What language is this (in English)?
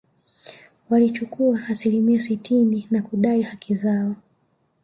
Swahili